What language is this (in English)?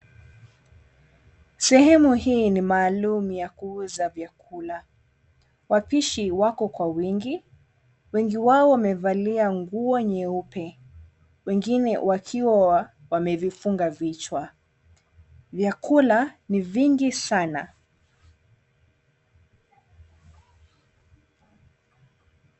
Swahili